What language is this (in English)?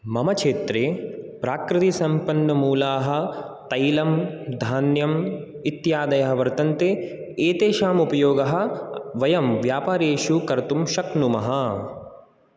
Sanskrit